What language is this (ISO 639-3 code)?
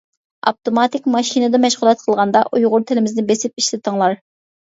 uig